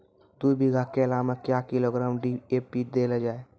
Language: Maithili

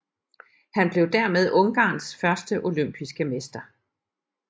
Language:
Danish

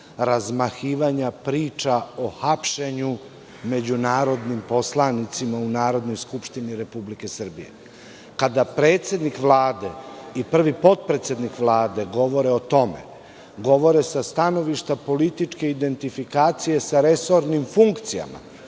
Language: Serbian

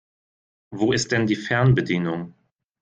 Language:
German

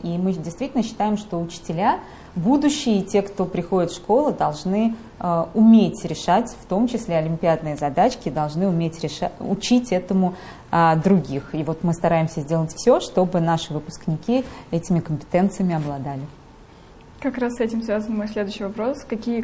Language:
Russian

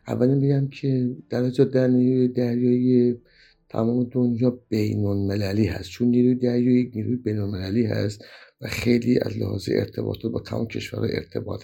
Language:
Persian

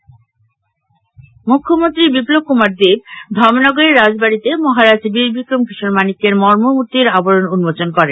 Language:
Bangla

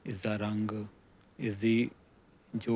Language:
Punjabi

